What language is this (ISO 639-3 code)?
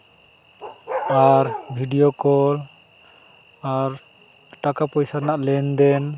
sat